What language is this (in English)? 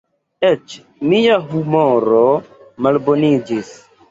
Esperanto